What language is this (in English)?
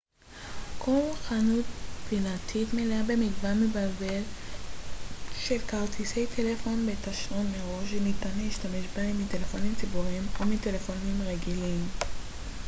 Hebrew